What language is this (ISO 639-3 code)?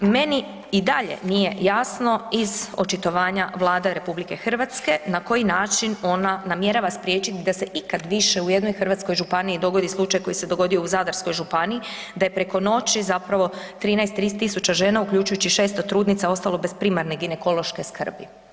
hrv